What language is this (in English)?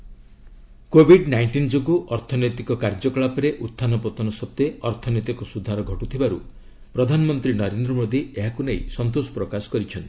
Odia